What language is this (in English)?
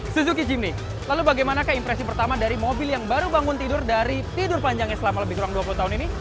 Indonesian